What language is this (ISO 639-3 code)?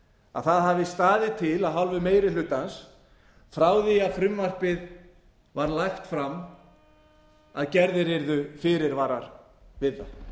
isl